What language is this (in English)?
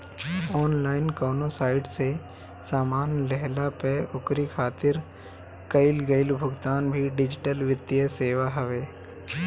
Bhojpuri